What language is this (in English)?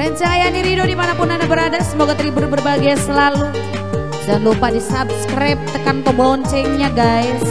Indonesian